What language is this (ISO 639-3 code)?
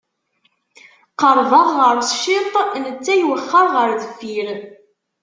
kab